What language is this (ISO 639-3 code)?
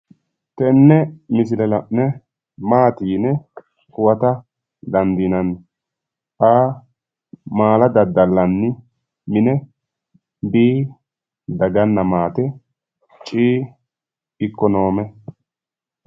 sid